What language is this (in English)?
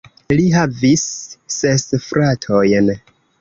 Esperanto